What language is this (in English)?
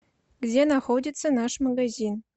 Russian